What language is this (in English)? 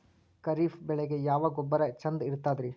Kannada